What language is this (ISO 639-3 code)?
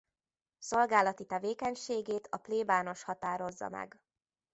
hun